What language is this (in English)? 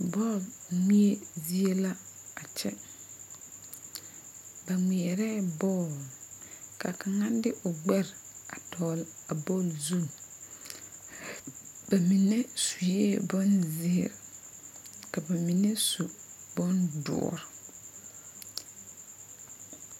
Southern Dagaare